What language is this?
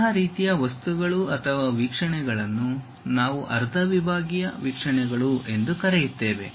Kannada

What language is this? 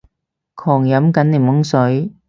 Cantonese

